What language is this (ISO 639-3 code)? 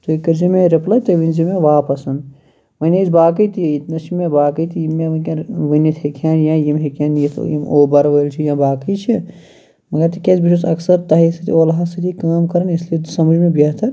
kas